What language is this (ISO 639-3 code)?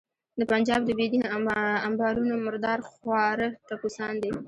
pus